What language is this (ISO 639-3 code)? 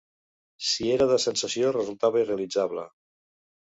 cat